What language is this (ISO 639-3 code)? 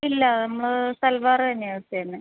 mal